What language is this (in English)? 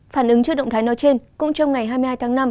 Vietnamese